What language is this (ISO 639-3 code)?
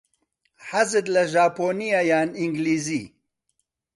ckb